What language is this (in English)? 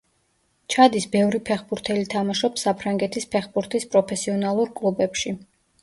Georgian